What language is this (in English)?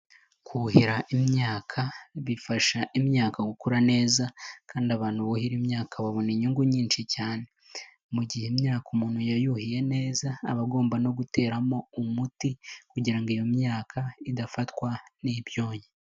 Kinyarwanda